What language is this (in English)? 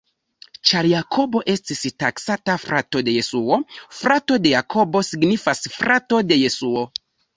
Esperanto